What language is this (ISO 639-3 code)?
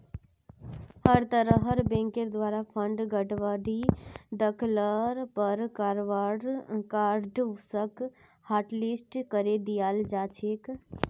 mag